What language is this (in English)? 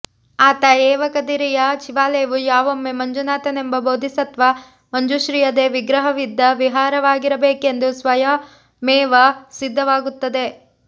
Kannada